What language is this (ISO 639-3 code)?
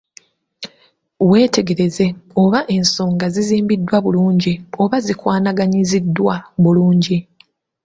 lug